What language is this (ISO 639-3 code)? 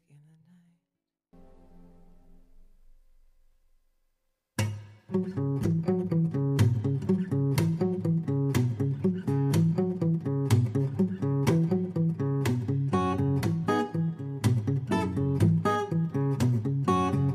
kor